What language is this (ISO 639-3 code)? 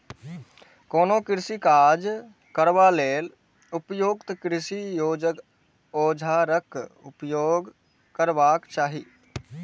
mai